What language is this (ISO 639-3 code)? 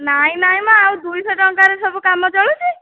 ori